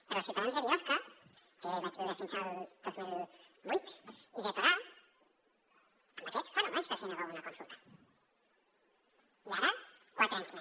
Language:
Catalan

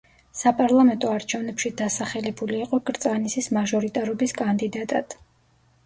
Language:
Georgian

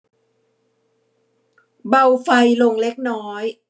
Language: Thai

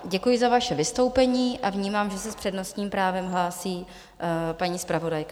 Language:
Czech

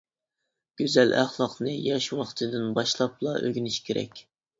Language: Uyghur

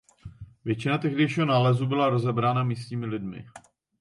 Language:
Czech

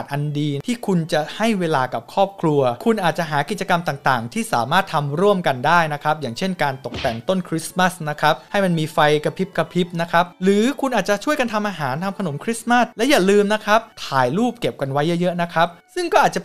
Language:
Thai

